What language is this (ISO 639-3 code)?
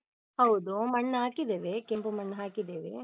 kan